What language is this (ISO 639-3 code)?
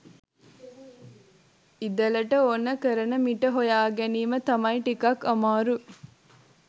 sin